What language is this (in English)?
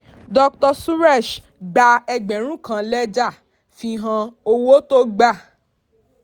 Yoruba